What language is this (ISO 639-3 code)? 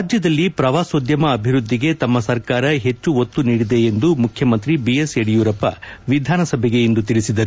kan